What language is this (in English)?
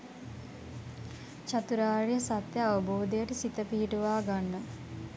Sinhala